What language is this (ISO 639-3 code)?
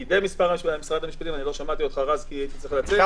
heb